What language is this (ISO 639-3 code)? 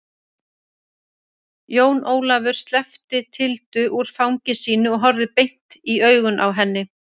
isl